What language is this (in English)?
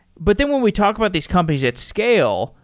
English